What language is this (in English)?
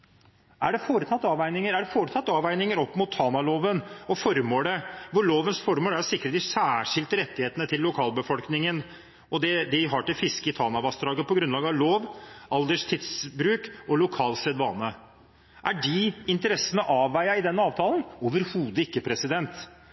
Norwegian Bokmål